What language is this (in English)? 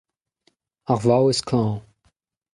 Breton